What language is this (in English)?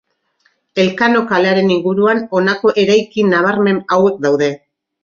Basque